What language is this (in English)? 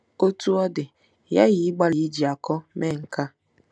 Igbo